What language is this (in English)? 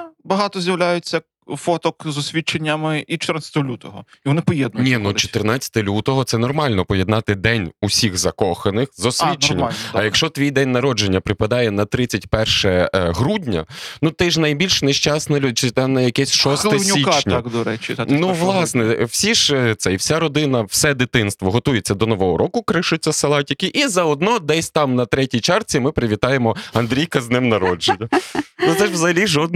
Ukrainian